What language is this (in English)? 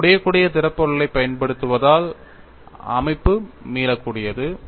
Tamil